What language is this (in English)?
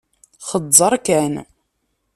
Kabyle